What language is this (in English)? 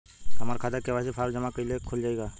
Bhojpuri